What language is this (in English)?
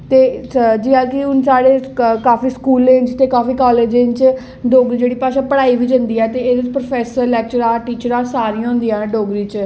Dogri